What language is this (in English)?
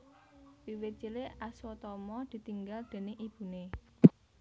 Javanese